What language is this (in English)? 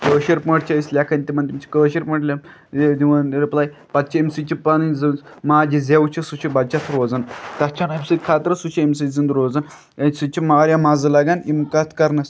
Kashmiri